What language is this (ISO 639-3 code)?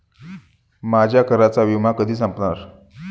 mar